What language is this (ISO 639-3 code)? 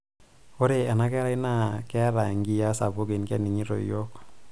mas